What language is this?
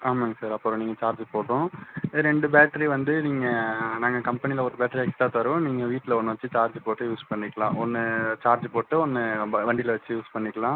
Tamil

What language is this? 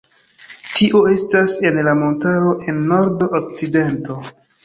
Esperanto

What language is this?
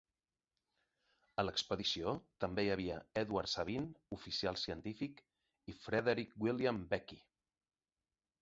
Catalan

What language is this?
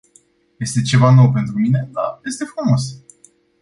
Romanian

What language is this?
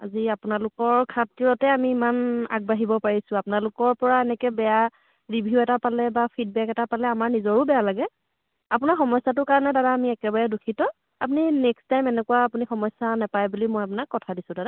Assamese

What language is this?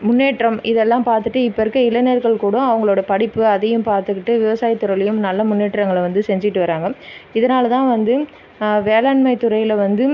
Tamil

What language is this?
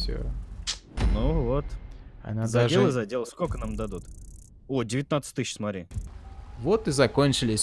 Russian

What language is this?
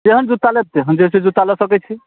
Maithili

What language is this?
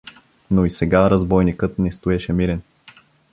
Bulgarian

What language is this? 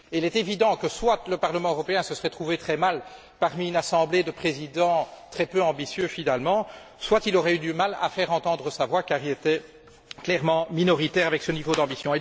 French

